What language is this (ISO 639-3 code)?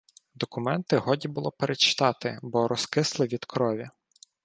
ukr